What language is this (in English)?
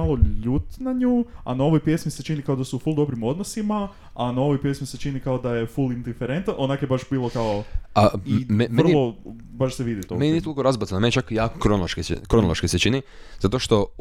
Croatian